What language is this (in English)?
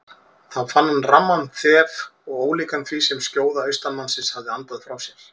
Icelandic